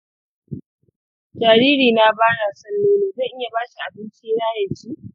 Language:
Hausa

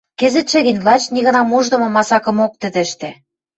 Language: Western Mari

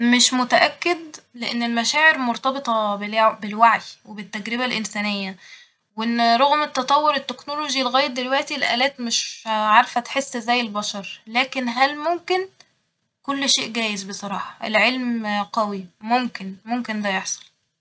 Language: Egyptian Arabic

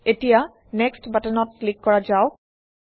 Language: Assamese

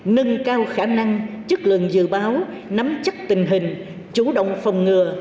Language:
Vietnamese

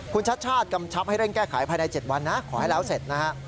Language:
Thai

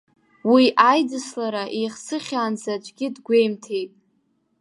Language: Abkhazian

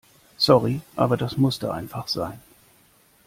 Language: German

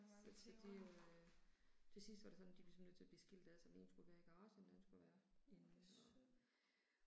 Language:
Danish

